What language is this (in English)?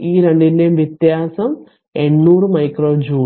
Malayalam